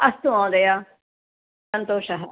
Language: Sanskrit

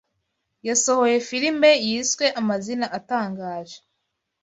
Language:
Kinyarwanda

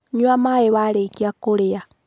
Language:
Kikuyu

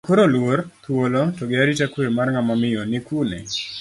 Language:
Luo (Kenya and Tanzania)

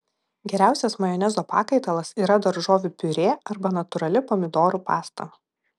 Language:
Lithuanian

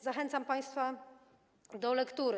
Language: Polish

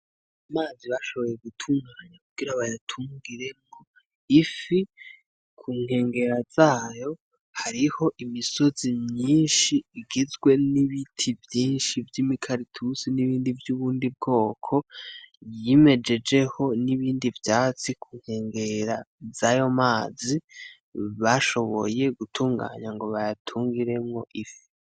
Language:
Rundi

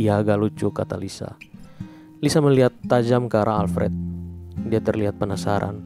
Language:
Indonesian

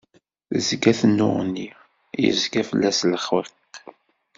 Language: Kabyle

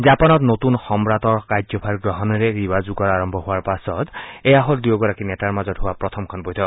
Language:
Assamese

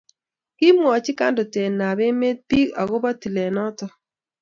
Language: Kalenjin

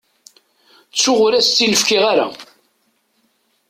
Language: Kabyle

